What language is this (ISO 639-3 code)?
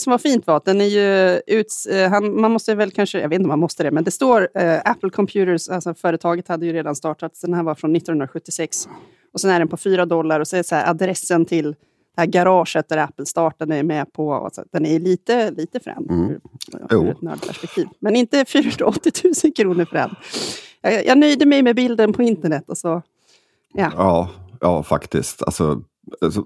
swe